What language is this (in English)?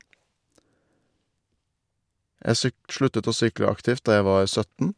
Norwegian